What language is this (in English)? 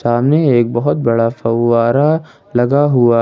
Hindi